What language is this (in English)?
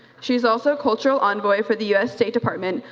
English